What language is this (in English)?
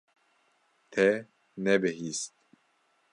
Kurdish